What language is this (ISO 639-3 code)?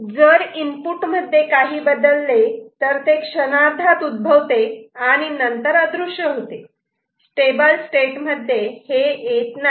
mar